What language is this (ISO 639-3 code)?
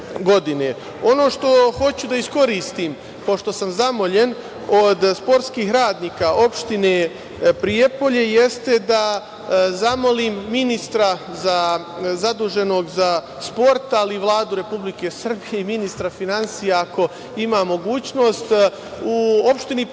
srp